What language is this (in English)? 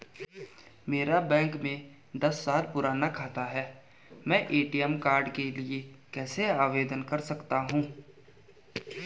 Hindi